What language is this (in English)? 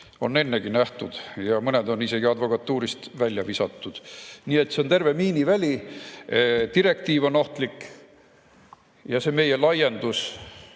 Estonian